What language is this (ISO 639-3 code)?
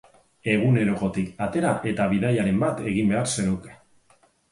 eus